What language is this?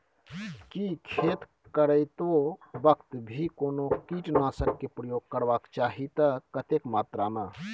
Maithili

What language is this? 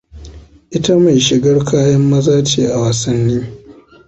Hausa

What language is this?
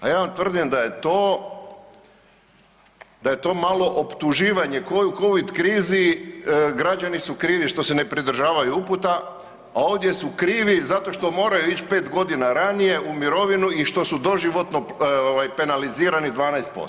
Croatian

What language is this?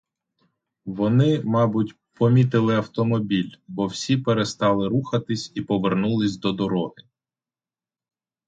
Ukrainian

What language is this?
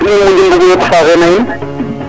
Serer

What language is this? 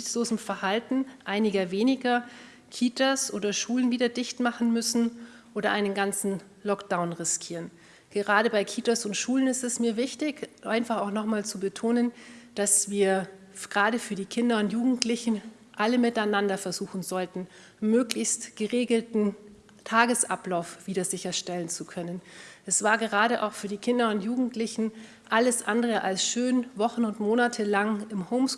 German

